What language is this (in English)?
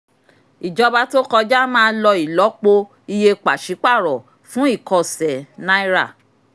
Yoruba